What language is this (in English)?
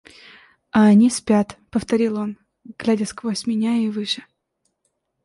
Russian